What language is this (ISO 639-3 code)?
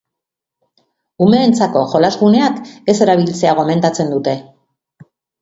eus